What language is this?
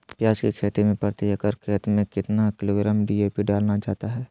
Magahi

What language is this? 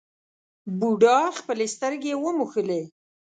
Pashto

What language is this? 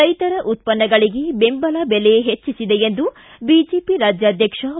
Kannada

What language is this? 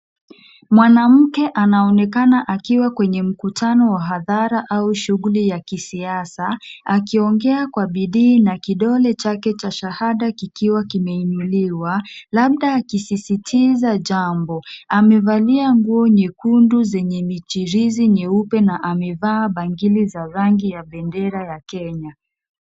Swahili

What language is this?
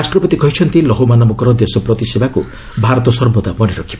Odia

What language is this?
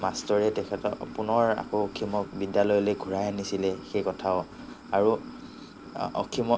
Assamese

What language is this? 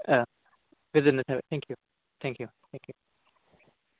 Bodo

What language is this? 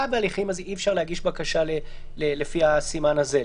Hebrew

